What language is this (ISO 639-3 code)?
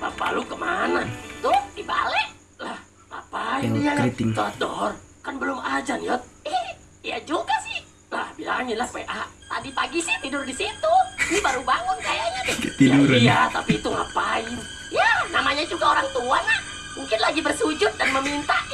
ind